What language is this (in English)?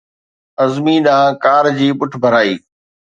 Sindhi